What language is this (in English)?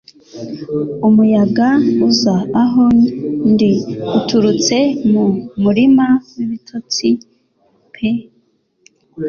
Kinyarwanda